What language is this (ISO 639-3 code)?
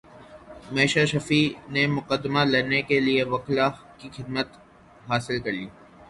urd